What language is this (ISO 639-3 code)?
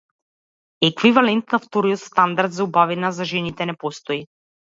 mkd